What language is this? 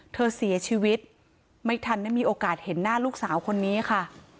Thai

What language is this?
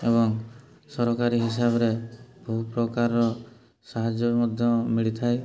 Odia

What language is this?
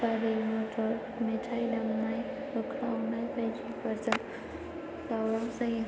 Bodo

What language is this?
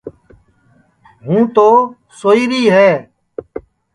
Sansi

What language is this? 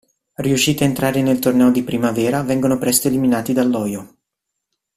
Italian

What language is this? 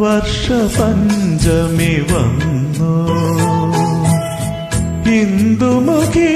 Malayalam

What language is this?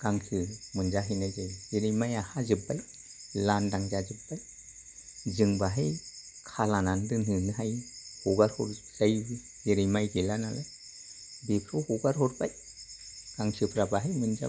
Bodo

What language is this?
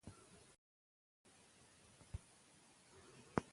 Pashto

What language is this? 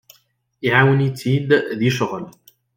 Kabyle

